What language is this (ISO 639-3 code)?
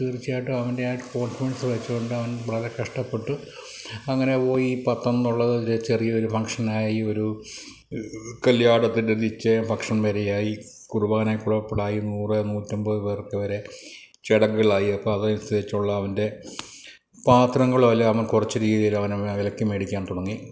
mal